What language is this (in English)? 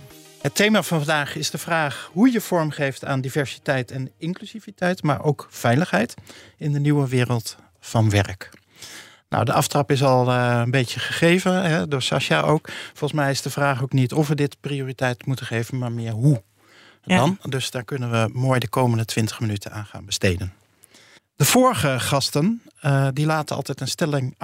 Dutch